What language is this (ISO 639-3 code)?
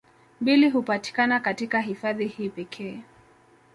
swa